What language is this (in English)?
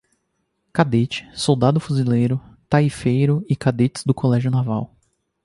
Portuguese